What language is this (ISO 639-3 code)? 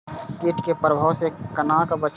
mai